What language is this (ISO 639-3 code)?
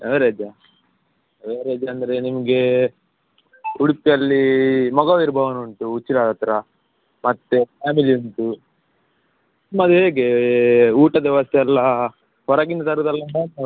kan